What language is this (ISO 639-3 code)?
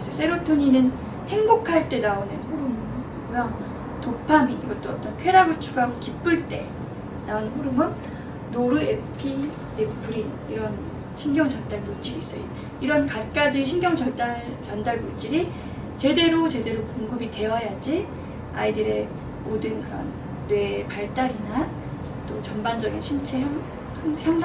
kor